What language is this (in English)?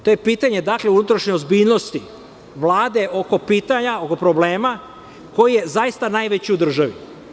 Serbian